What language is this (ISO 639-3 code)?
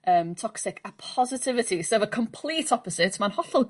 cym